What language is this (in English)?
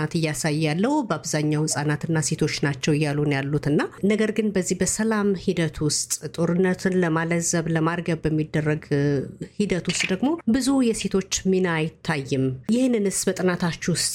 Amharic